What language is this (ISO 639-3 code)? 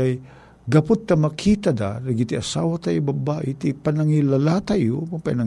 fil